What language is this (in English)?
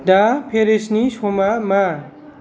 Bodo